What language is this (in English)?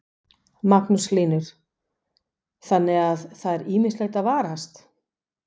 Icelandic